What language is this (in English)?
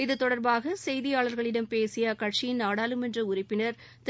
Tamil